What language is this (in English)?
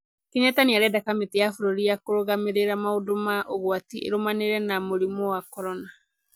Kikuyu